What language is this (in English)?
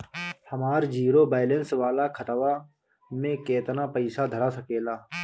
Bhojpuri